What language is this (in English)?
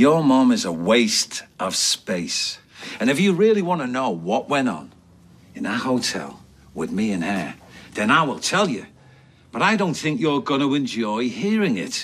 English